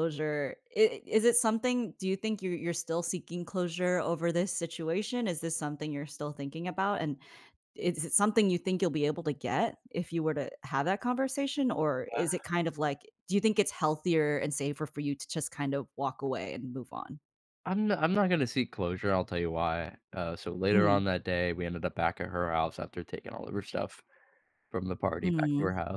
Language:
English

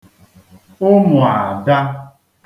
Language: Igbo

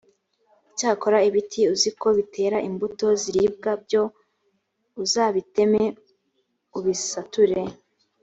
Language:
Kinyarwanda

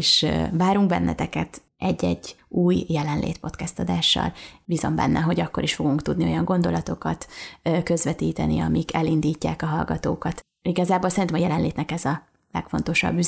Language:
Hungarian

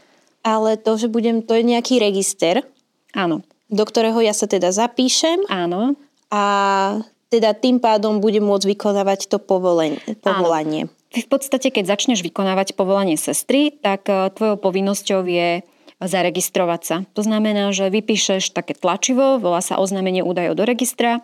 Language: Slovak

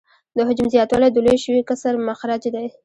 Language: Pashto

